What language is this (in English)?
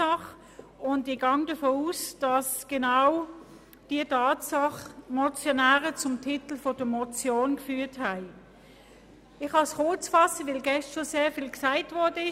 Swiss German